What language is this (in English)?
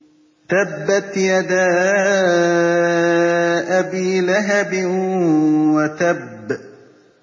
Arabic